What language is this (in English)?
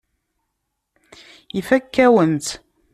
Kabyle